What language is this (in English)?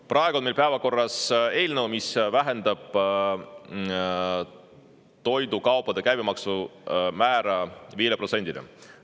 Estonian